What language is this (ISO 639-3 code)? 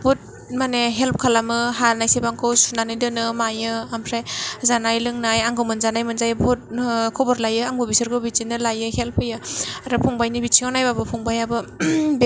brx